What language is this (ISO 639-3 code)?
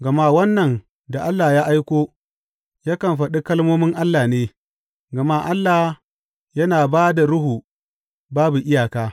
hau